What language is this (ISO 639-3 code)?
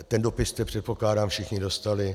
ces